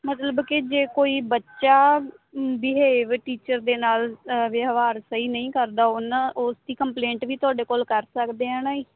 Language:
Punjabi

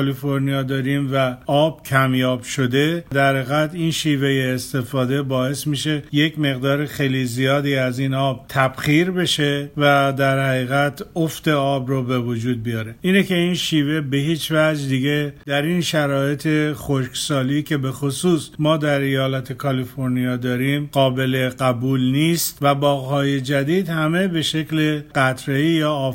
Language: Persian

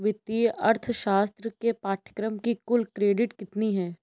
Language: Hindi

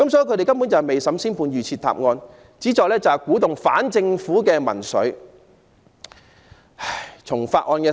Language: Cantonese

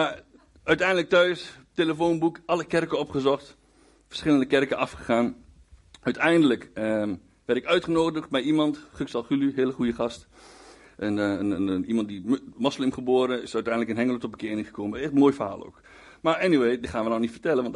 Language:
Dutch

